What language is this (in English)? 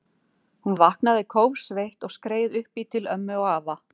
Icelandic